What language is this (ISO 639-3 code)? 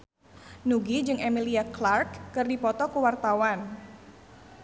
sun